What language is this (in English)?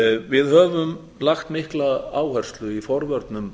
Icelandic